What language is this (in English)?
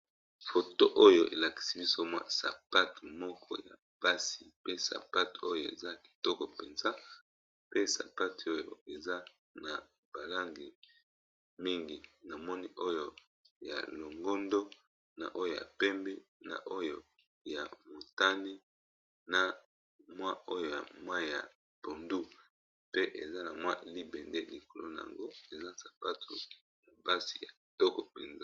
Lingala